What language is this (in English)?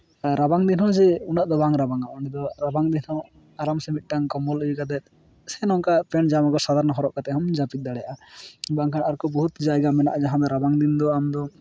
Santali